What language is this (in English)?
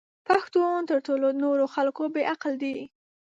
Pashto